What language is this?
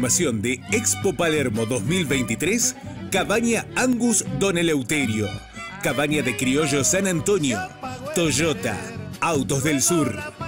Spanish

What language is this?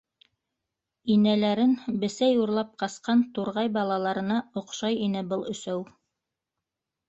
Bashkir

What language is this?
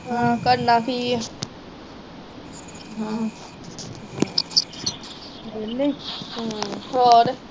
Punjabi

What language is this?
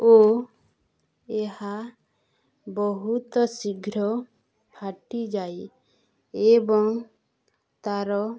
Odia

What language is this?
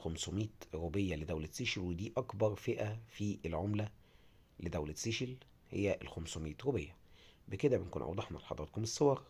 Arabic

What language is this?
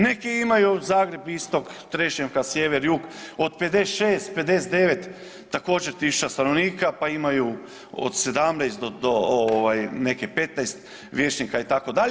Croatian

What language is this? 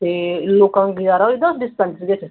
Dogri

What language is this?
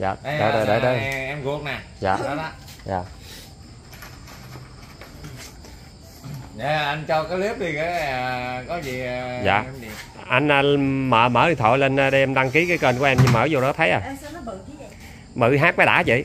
Vietnamese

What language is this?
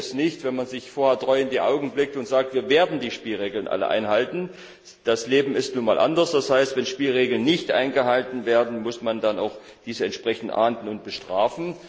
German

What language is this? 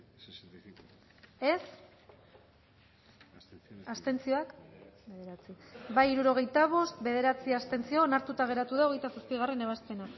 Basque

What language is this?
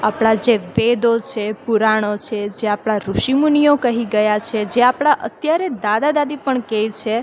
Gujarati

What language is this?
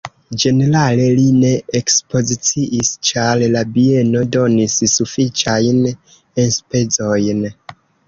Esperanto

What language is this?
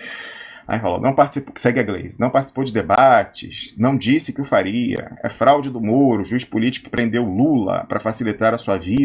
Portuguese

